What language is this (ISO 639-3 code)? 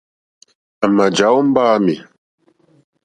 bri